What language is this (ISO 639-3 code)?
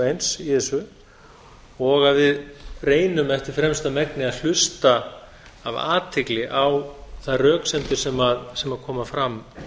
isl